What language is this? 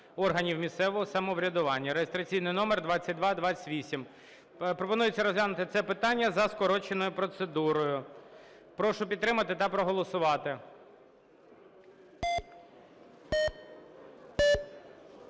Ukrainian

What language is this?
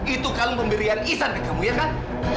Indonesian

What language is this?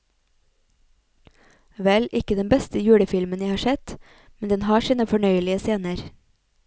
Norwegian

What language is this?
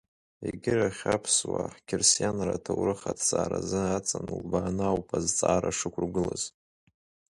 Abkhazian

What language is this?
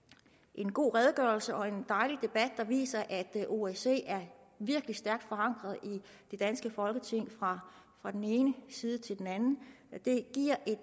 Danish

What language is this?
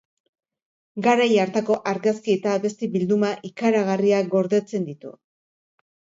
Basque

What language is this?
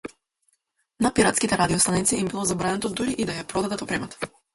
Macedonian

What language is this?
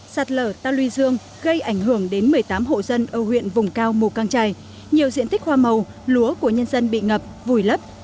Vietnamese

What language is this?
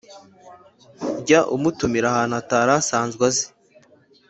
Kinyarwanda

